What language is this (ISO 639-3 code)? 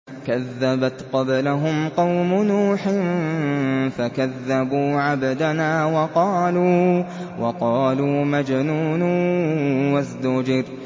ara